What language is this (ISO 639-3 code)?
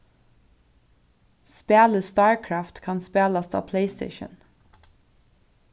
fao